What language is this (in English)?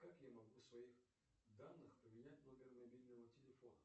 Russian